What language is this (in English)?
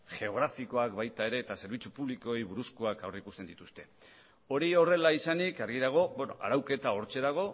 Basque